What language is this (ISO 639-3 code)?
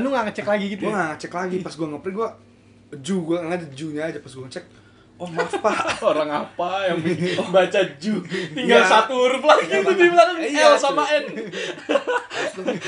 ind